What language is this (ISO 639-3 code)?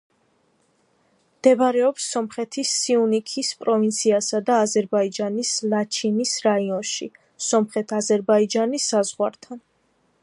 kat